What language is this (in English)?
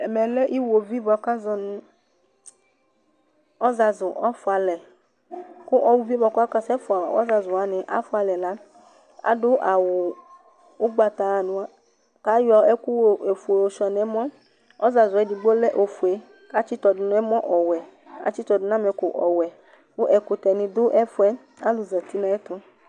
Ikposo